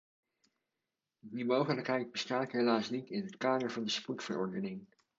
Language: Dutch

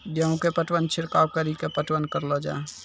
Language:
Maithili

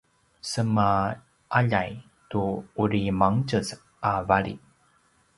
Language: Paiwan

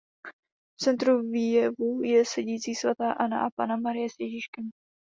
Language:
Czech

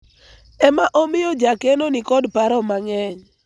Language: Luo (Kenya and Tanzania)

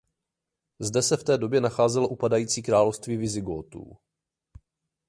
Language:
Czech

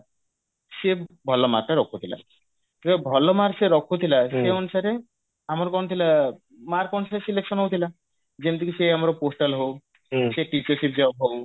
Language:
Odia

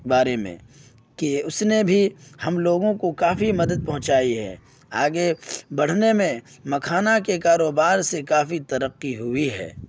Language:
Urdu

